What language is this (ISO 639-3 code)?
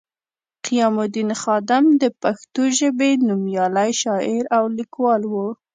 pus